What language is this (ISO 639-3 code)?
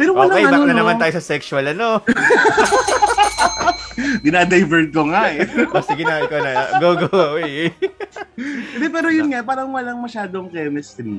fil